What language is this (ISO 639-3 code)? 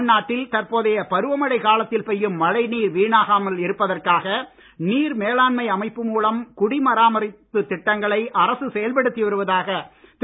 tam